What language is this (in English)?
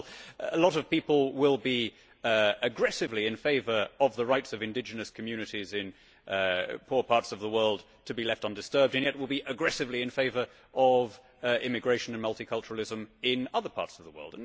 English